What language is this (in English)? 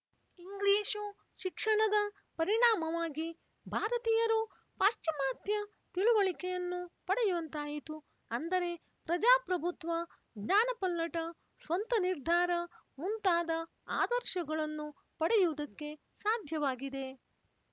Kannada